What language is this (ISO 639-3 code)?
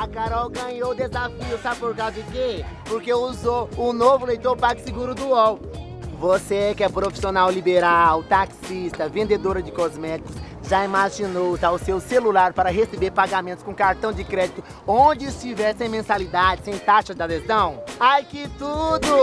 por